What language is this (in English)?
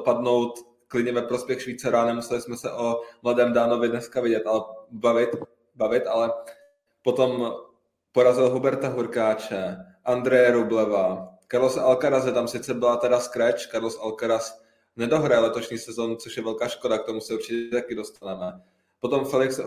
Czech